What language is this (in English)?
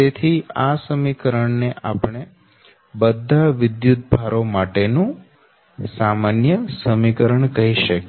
Gujarati